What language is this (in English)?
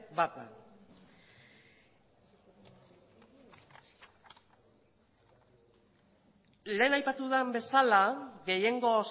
Basque